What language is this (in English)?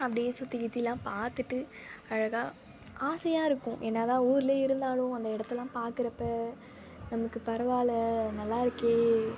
Tamil